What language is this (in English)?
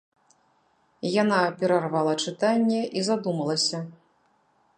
Belarusian